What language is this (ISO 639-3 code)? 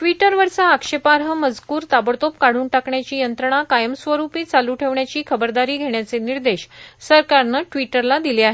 mar